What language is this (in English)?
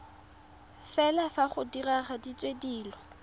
Tswana